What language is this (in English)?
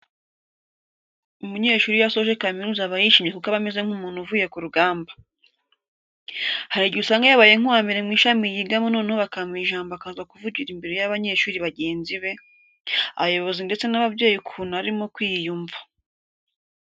Kinyarwanda